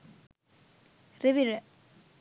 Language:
Sinhala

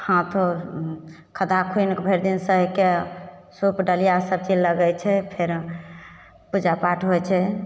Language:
Maithili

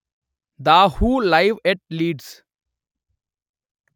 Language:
Telugu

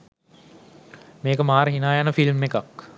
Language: Sinhala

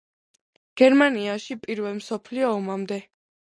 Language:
Georgian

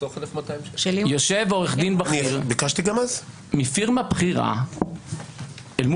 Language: Hebrew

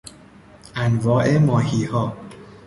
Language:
Persian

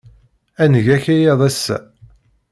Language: Kabyle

